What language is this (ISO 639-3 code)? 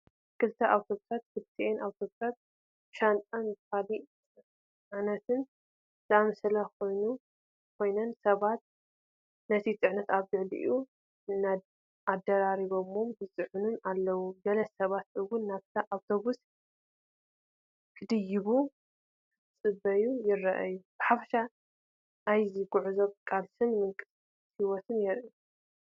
tir